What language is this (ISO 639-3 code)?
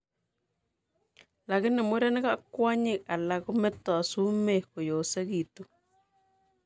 kln